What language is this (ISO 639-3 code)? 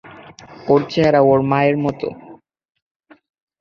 ben